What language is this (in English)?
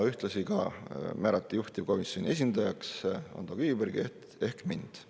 Estonian